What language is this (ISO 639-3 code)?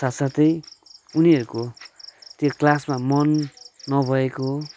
nep